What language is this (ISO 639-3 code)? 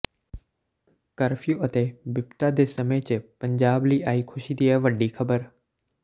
pan